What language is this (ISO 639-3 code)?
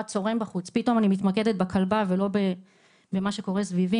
heb